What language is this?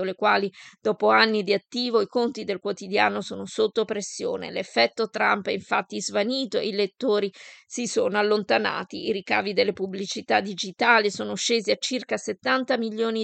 Italian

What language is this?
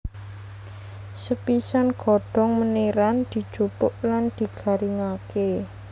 Javanese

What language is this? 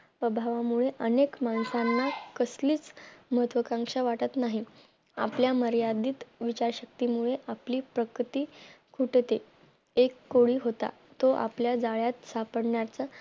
Marathi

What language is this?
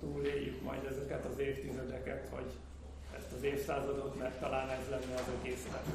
Hungarian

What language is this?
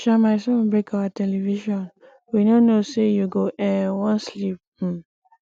Nigerian Pidgin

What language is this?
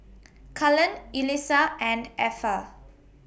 English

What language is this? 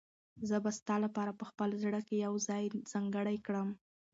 Pashto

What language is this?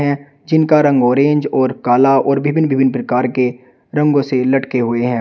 Hindi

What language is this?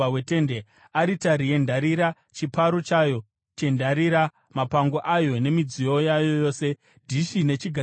Shona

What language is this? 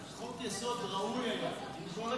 Hebrew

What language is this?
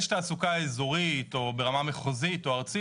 Hebrew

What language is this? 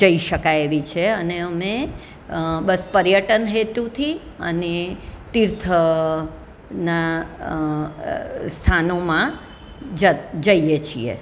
Gujarati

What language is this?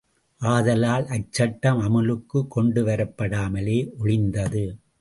Tamil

